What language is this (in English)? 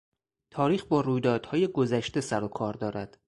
Persian